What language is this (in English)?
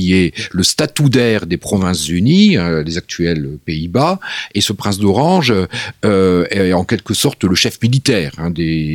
French